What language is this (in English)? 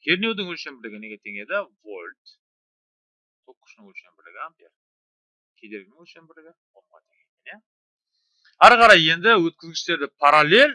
Turkish